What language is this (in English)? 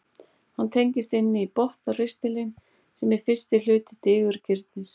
Icelandic